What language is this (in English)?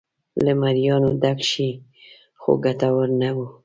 Pashto